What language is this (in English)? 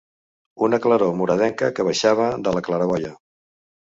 Catalan